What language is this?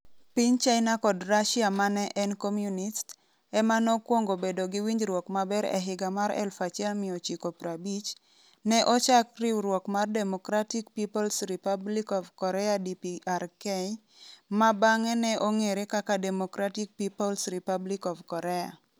Luo (Kenya and Tanzania)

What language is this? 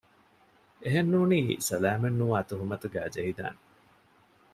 Divehi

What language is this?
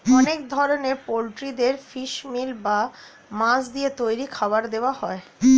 Bangla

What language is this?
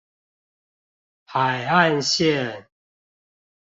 Chinese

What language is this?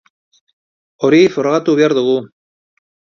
Basque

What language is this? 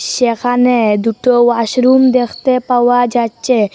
Bangla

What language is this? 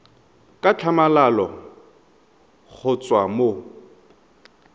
Tswana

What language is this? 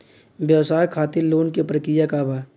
Bhojpuri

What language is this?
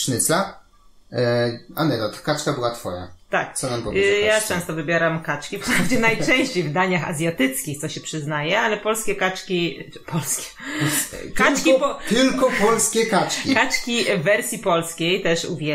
Polish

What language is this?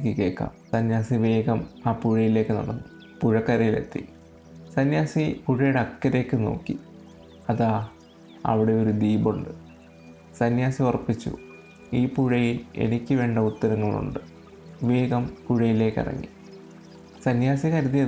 Malayalam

